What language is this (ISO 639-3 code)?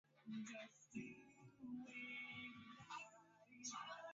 swa